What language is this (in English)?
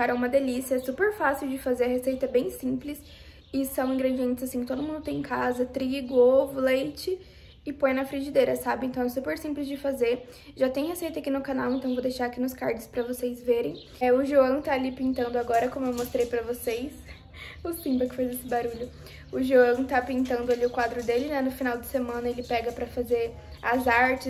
Portuguese